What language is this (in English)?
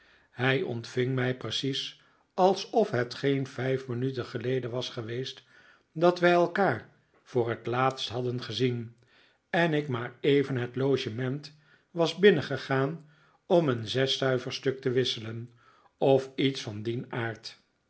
Dutch